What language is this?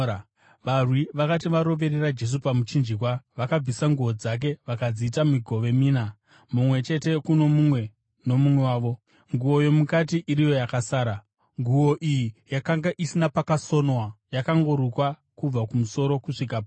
Shona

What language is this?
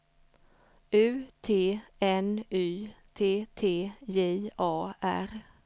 Swedish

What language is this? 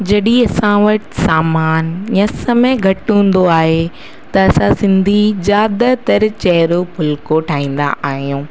Sindhi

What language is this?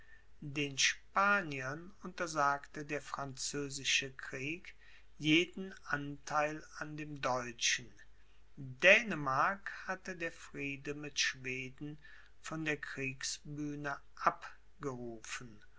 German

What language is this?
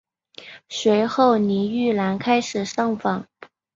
Chinese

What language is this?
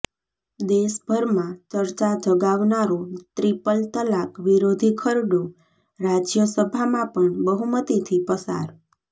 Gujarati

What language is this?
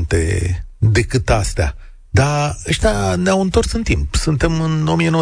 Romanian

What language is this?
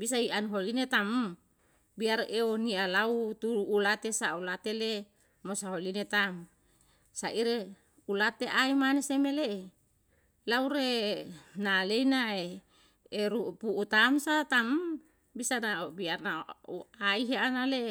Yalahatan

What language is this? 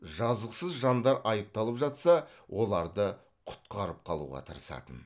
Kazakh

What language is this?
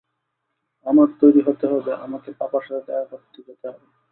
Bangla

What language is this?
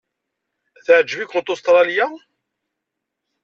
Kabyle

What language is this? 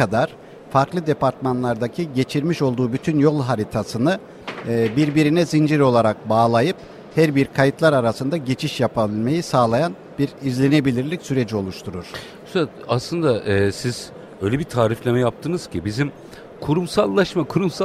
Turkish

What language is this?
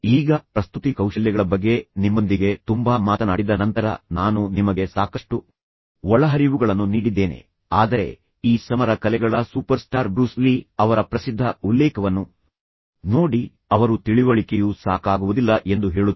Kannada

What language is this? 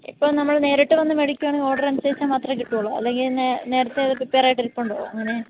Malayalam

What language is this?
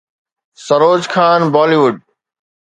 Sindhi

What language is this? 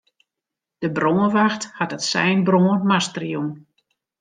Western Frisian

